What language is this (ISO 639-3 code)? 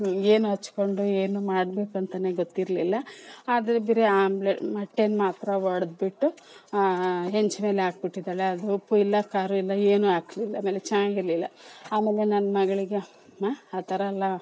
kan